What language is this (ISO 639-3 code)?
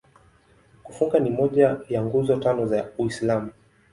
swa